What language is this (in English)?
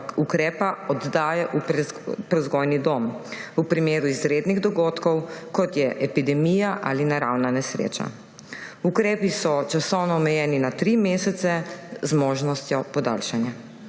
Slovenian